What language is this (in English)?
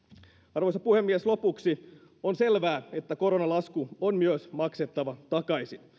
Finnish